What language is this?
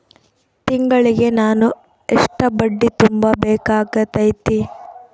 Kannada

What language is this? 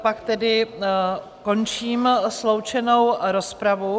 Czech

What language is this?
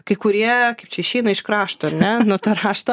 Lithuanian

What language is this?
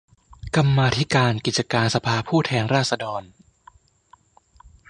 Thai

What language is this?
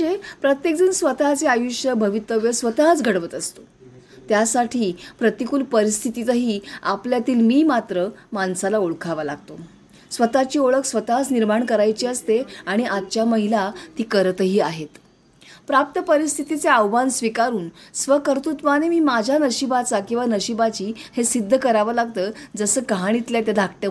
Marathi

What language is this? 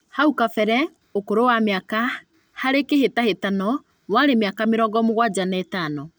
Kikuyu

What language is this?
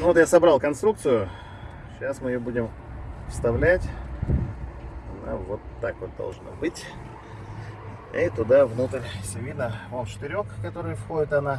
Russian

